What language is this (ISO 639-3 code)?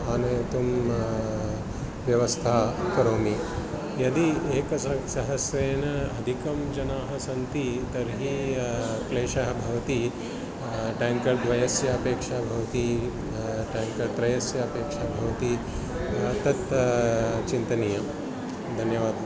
san